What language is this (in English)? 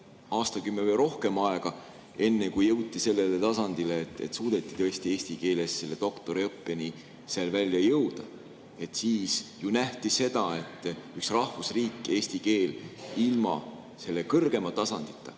Estonian